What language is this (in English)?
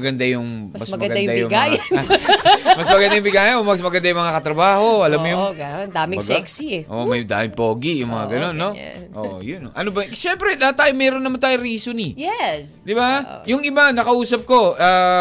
Filipino